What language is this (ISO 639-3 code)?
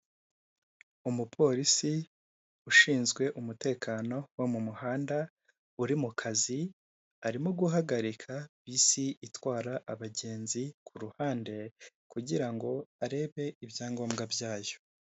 kin